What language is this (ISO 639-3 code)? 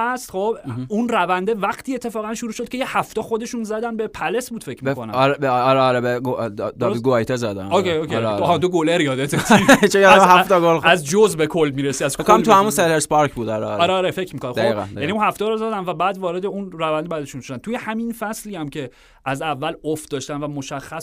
fas